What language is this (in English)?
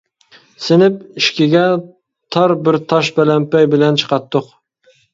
Uyghur